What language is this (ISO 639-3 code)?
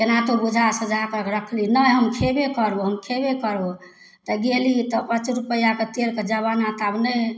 mai